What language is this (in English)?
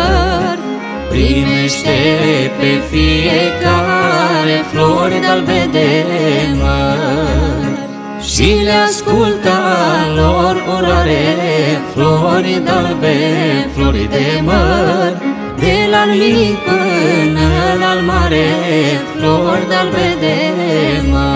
Romanian